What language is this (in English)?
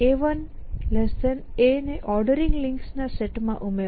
Gujarati